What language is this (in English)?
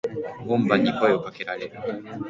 Japanese